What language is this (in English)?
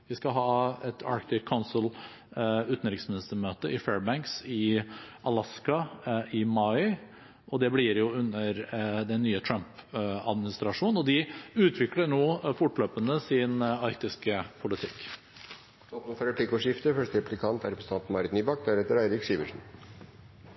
Norwegian Bokmål